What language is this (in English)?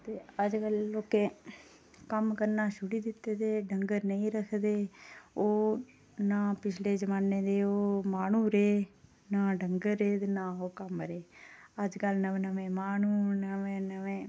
Dogri